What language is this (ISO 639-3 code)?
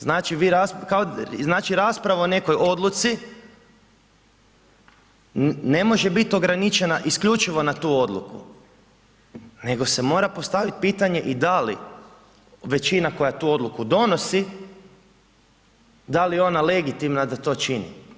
hrv